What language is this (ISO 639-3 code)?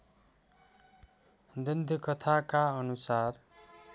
nep